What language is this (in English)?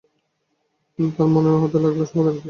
Bangla